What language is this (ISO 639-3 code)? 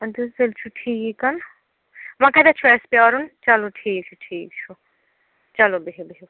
kas